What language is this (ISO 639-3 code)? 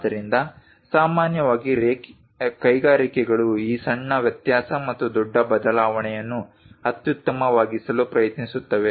kan